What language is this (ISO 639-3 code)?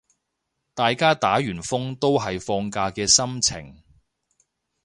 yue